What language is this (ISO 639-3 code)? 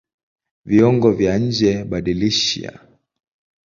swa